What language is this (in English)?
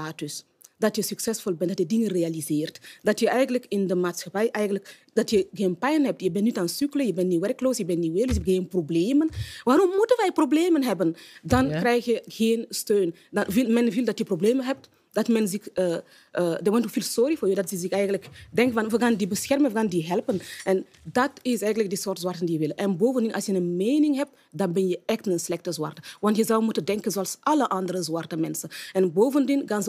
Dutch